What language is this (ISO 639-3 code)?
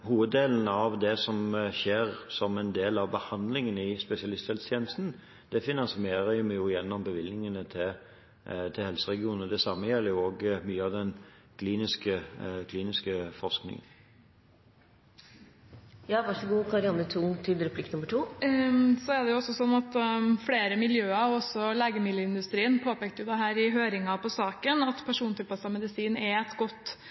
nob